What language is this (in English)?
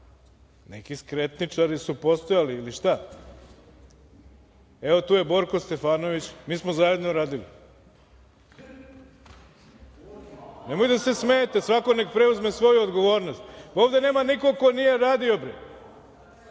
Serbian